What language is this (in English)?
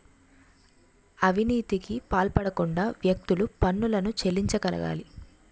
Telugu